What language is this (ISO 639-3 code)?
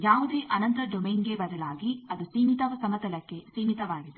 kan